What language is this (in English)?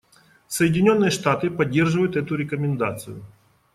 Russian